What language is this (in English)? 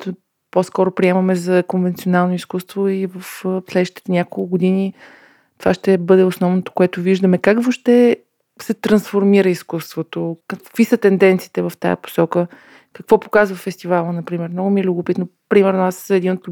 Bulgarian